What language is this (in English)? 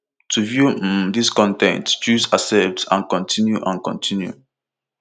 Nigerian Pidgin